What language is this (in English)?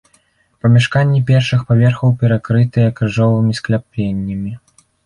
Belarusian